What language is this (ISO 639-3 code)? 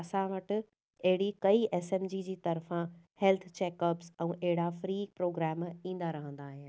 snd